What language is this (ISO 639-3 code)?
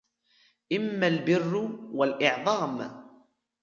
ara